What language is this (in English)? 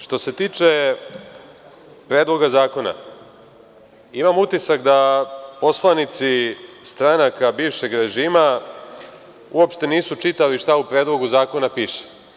Serbian